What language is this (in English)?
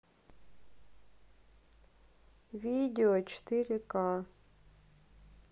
Russian